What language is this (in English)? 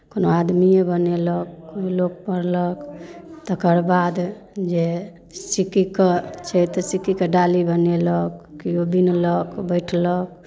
Maithili